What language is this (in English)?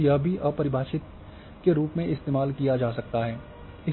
Hindi